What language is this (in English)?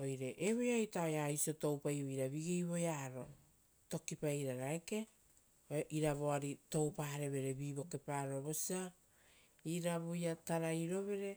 Rotokas